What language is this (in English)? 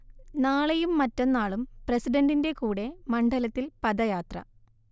Malayalam